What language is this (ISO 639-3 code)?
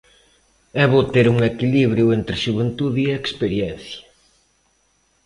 glg